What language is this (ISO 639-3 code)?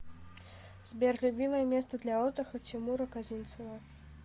rus